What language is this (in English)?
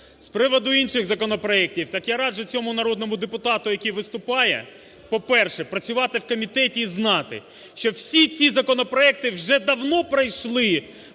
Ukrainian